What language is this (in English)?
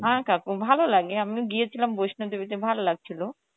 Bangla